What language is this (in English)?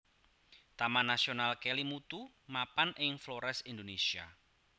Javanese